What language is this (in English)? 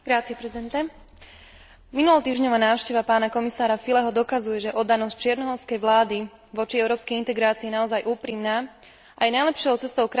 Slovak